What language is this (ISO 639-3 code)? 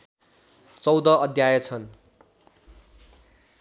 nep